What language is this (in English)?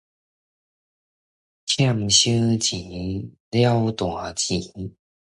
Min Nan Chinese